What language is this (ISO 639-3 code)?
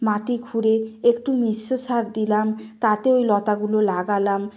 ben